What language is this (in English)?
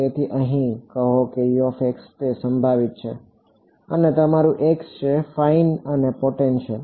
Gujarati